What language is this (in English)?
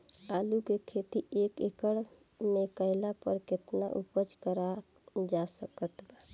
Bhojpuri